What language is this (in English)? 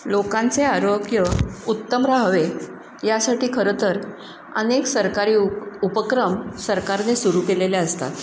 Marathi